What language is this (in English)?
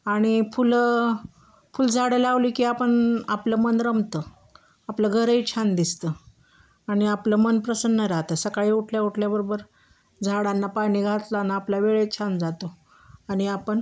Marathi